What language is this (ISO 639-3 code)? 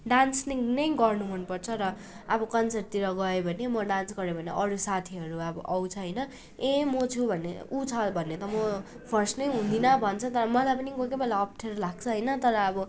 nep